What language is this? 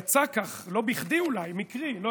Hebrew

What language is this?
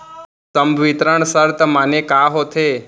Chhattisgarhi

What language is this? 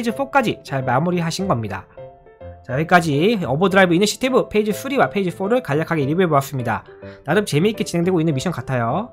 Korean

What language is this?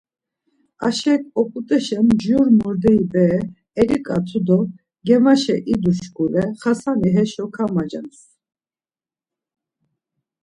Laz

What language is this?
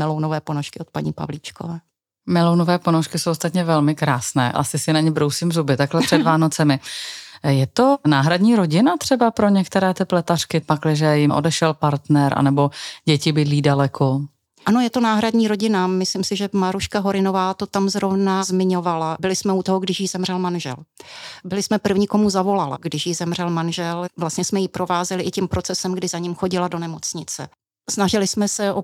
Czech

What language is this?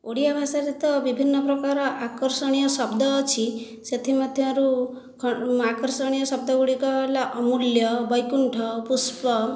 Odia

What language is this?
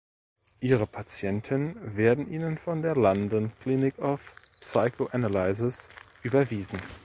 German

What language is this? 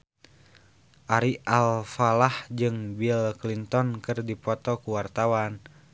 Sundanese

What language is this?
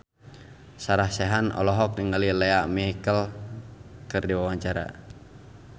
Sundanese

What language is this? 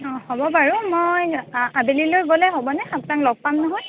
Assamese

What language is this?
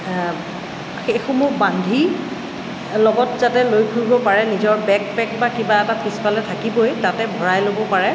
Assamese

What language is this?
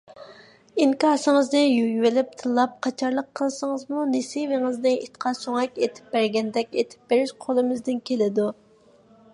Uyghur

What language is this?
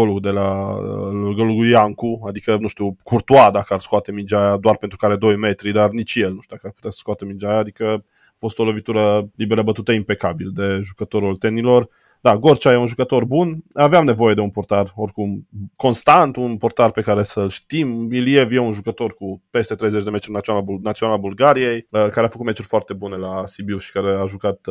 Romanian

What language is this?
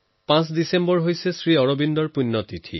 Assamese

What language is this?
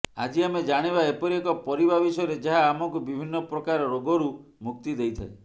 Odia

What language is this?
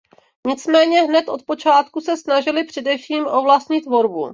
Czech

